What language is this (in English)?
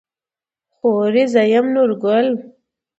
Pashto